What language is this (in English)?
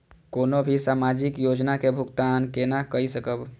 Maithili